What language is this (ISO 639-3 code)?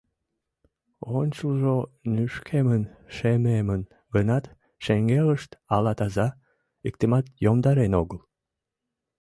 chm